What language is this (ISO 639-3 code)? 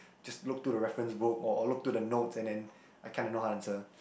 eng